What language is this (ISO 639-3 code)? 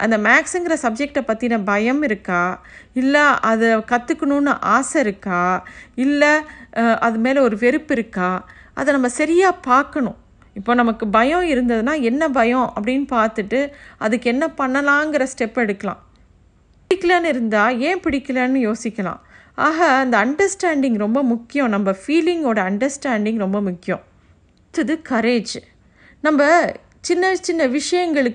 tam